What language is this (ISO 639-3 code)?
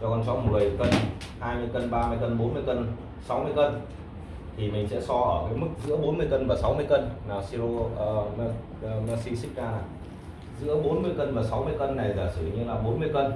vie